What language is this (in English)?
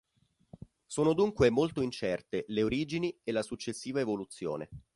Italian